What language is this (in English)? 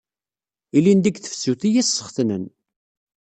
Kabyle